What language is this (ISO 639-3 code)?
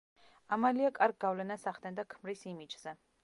kat